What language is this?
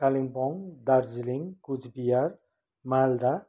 Nepali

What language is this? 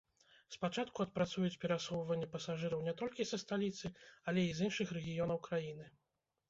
Belarusian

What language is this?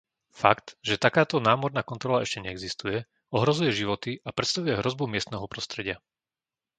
Slovak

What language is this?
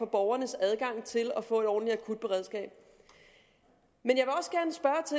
Danish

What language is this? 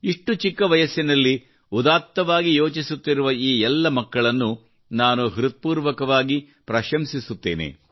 Kannada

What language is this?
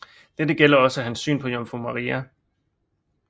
Danish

